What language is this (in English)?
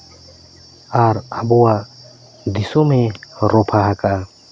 Santali